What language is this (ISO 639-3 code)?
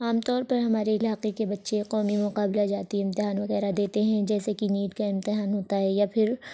urd